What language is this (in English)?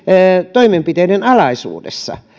Finnish